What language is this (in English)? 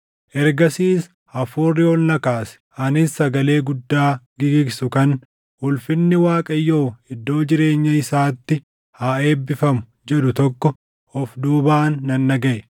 Oromo